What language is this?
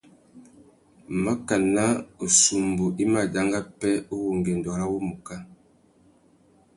Tuki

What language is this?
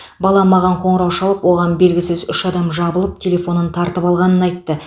Kazakh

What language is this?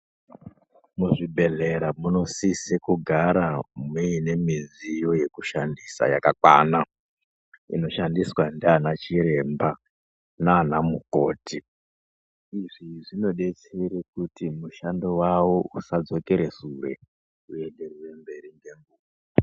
Ndau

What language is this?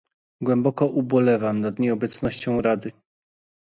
Polish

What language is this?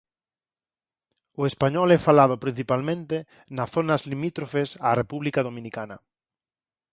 Galician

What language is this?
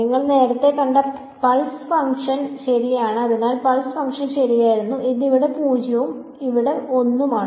Malayalam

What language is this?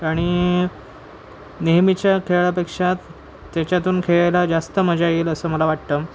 Marathi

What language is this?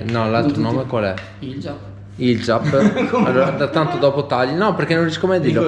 Italian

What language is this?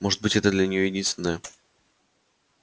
Russian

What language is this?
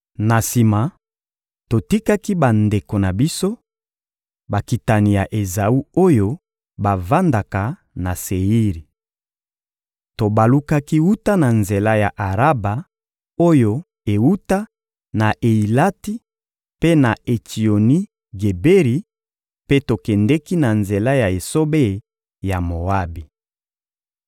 Lingala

